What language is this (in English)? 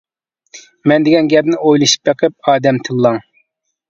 Uyghur